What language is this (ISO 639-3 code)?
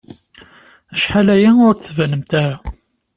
kab